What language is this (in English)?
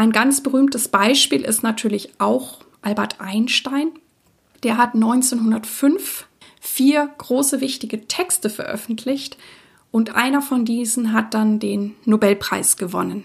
German